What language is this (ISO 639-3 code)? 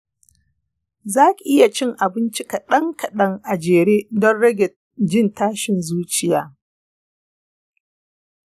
hau